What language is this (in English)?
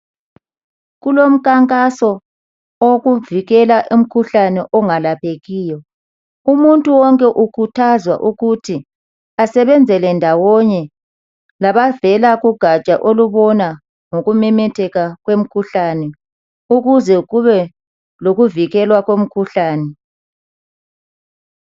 North Ndebele